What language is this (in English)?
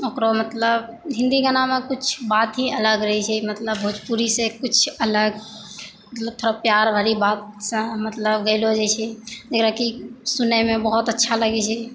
Maithili